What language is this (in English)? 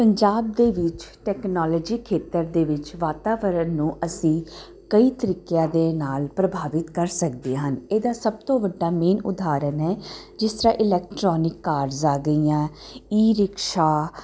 Punjabi